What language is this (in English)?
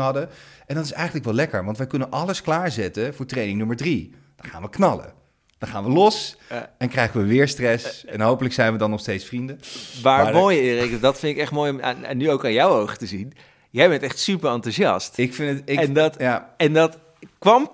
Dutch